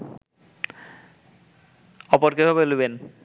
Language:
Bangla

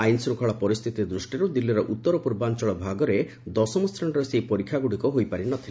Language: Odia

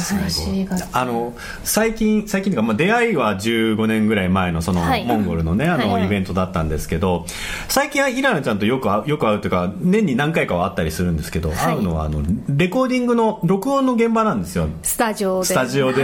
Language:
Japanese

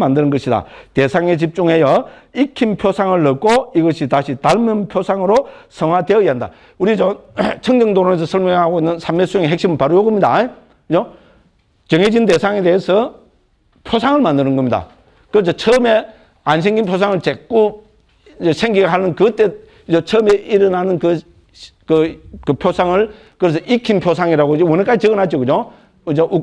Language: Korean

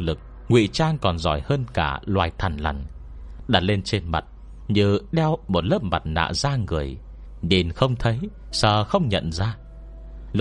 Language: Vietnamese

